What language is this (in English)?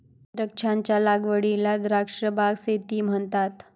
Marathi